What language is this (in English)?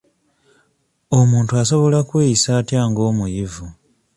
Ganda